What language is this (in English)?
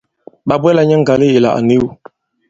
Bankon